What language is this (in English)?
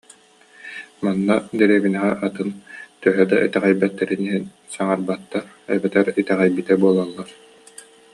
Yakut